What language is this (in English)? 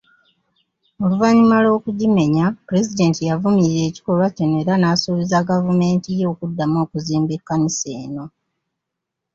Ganda